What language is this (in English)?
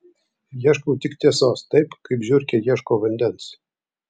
Lithuanian